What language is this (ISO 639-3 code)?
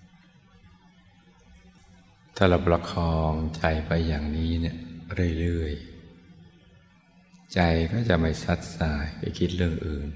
tha